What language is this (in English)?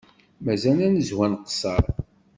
Kabyle